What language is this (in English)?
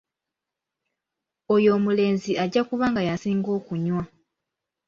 Ganda